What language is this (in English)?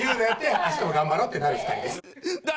Japanese